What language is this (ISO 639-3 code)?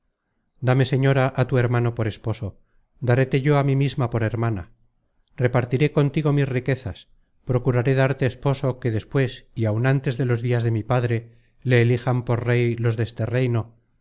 spa